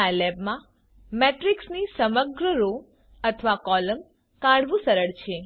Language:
Gujarati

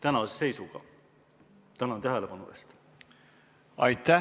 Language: Estonian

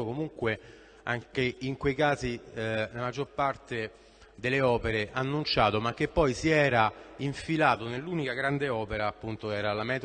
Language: Italian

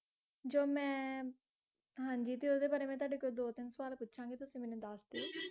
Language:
Punjabi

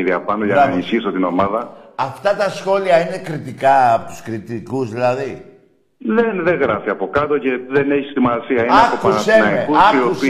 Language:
Greek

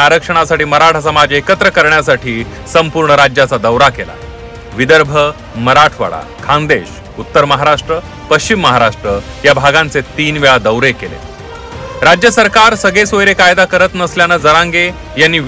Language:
Marathi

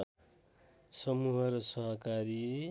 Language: Nepali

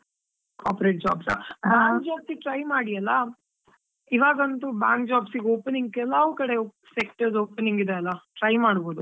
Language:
Kannada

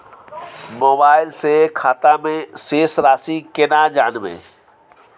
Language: Maithili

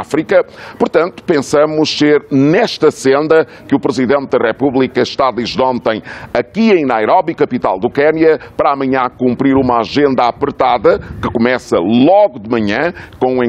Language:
Portuguese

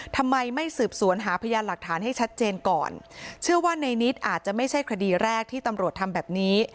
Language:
Thai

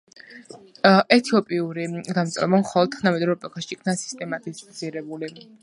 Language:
Georgian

